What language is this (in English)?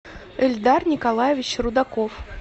Russian